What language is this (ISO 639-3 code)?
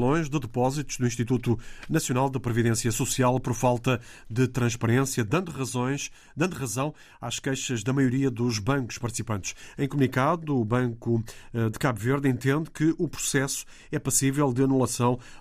por